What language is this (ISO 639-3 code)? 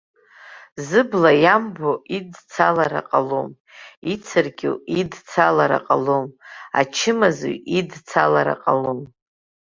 abk